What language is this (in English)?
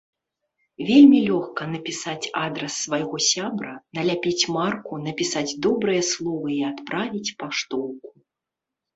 Belarusian